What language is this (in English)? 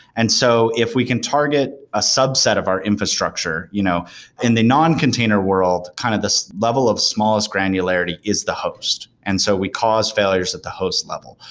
English